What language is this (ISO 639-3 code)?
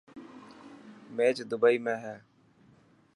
mki